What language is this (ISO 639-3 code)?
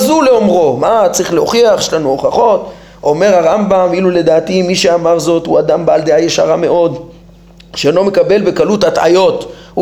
heb